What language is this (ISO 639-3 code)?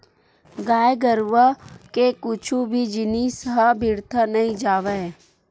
hne